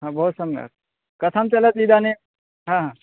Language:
Sanskrit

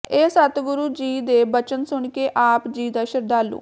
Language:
Punjabi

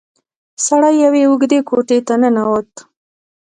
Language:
Pashto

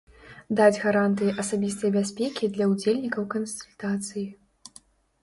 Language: Belarusian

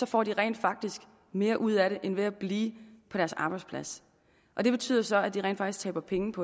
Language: Danish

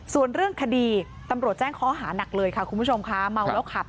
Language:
Thai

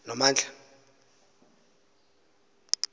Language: Xhosa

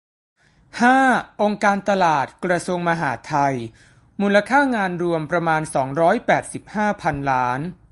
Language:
Thai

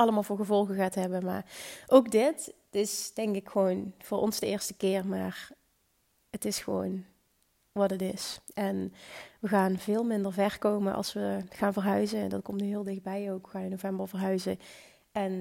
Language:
Dutch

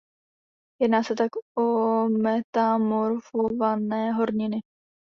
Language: Czech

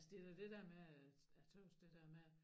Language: Danish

